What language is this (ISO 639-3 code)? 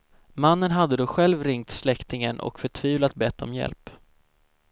swe